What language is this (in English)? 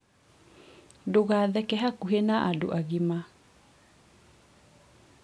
Kikuyu